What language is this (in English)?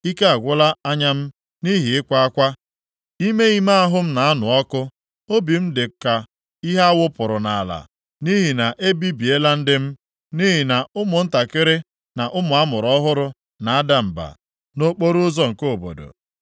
Igbo